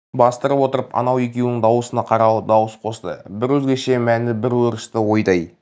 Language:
Kazakh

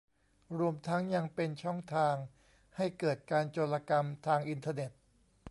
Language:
Thai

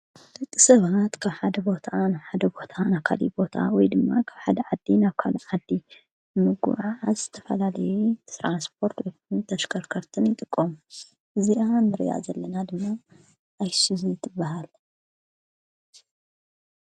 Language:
Tigrinya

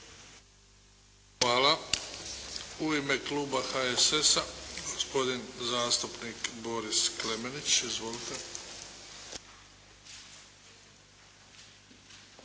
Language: Croatian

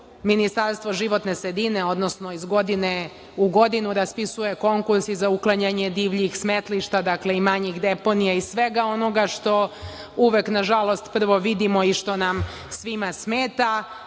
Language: Serbian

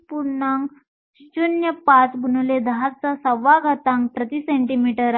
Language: Marathi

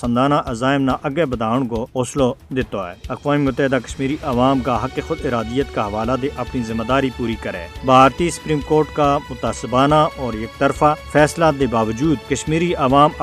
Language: Urdu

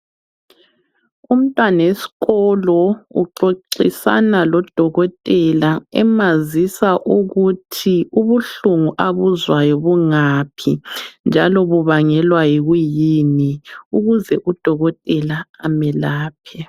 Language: North Ndebele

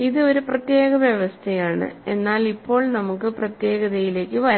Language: Malayalam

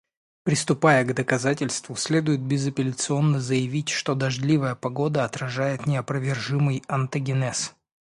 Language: Russian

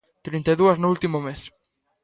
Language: Galician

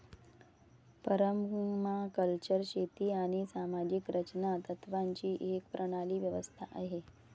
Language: Marathi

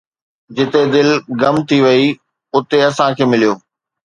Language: Sindhi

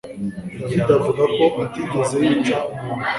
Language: Kinyarwanda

